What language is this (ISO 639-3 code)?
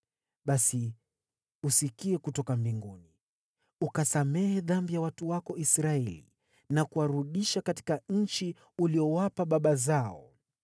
swa